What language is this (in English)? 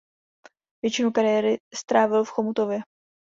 Czech